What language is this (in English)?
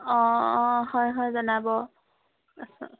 Assamese